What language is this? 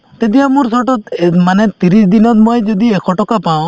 Assamese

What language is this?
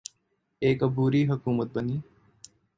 Urdu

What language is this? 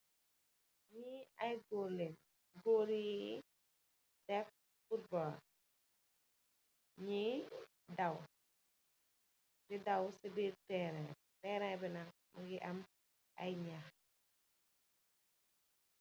Wolof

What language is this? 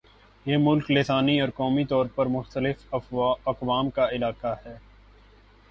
Urdu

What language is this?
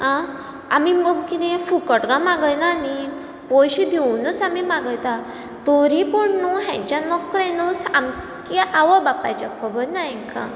Konkani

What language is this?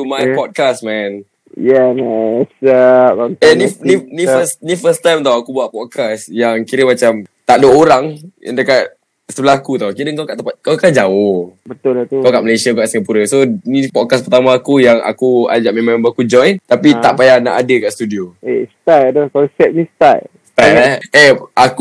Malay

